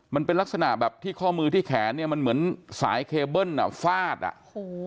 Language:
Thai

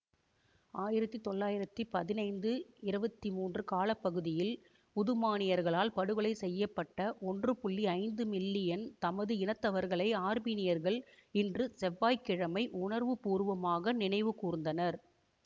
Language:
Tamil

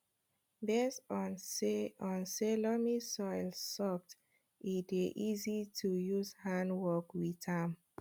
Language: Nigerian Pidgin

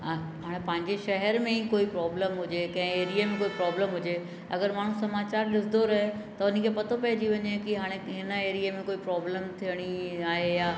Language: Sindhi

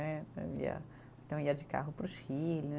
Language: Portuguese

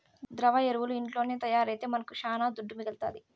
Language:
Telugu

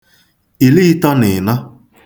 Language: Igbo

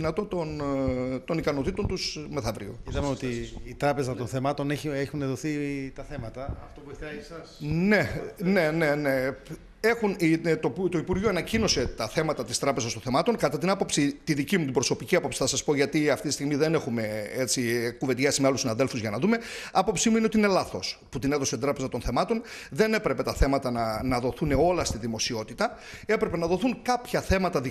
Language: Greek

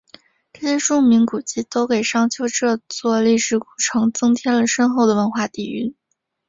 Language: Chinese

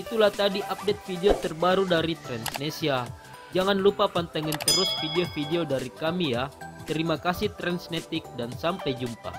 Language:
Indonesian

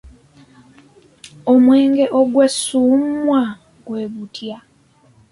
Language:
Ganda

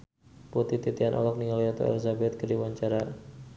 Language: Sundanese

